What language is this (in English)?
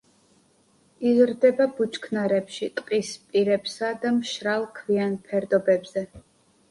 Georgian